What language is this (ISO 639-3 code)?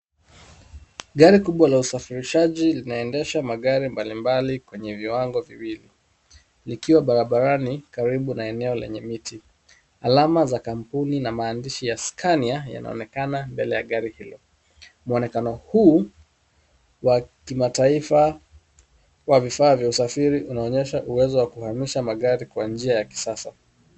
swa